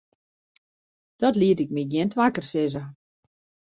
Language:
Western Frisian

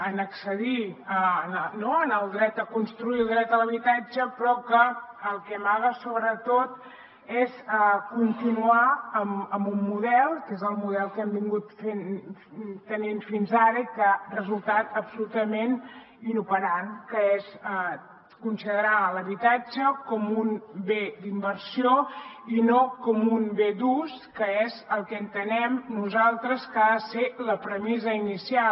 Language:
Catalan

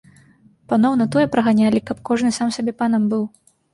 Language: Belarusian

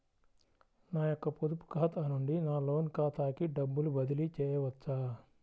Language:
Telugu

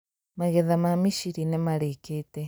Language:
Kikuyu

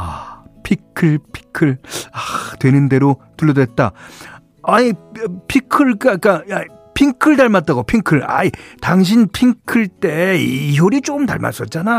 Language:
Korean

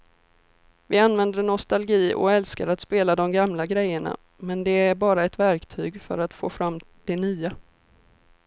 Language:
Swedish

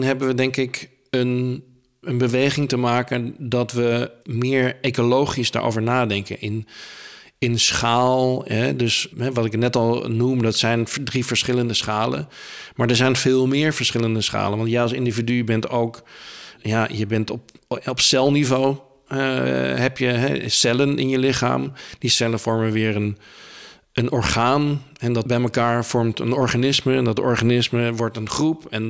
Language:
Dutch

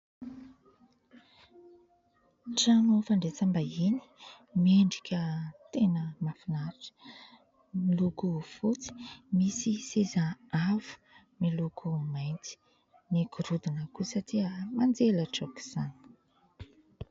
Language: Malagasy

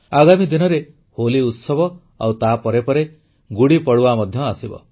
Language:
Odia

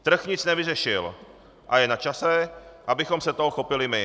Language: Czech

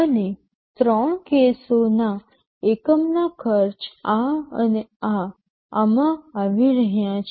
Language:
Gujarati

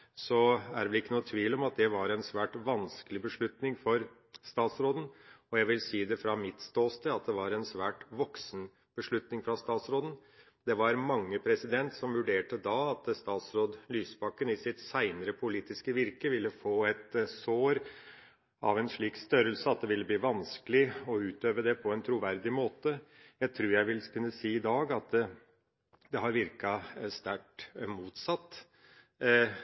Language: Norwegian Bokmål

